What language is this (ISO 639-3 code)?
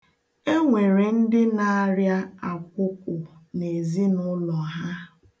ibo